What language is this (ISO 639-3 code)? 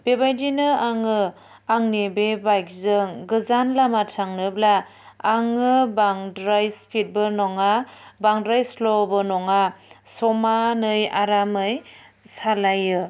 brx